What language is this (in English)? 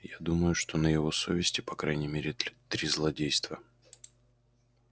Russian